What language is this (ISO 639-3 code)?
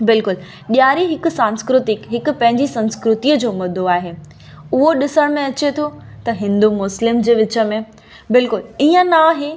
snd